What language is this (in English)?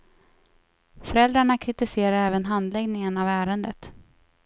Swedish